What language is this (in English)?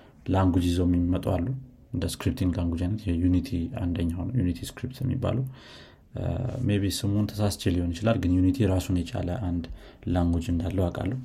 Amharic